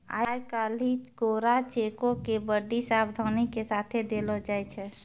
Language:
Maithili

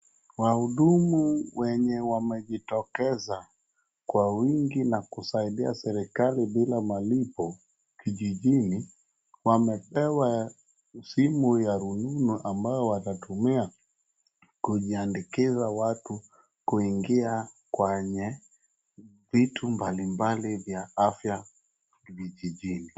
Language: Swahili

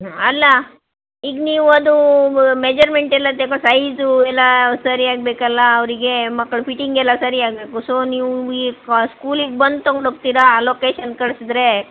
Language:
Kannada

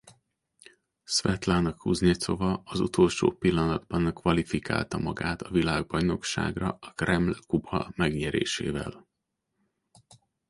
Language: Hungarian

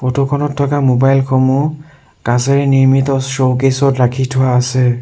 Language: Assamese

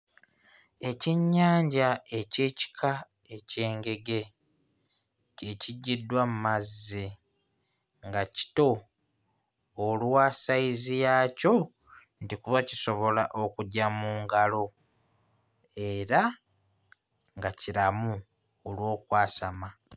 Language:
Ganda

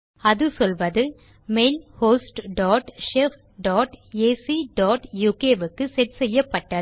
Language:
Tamil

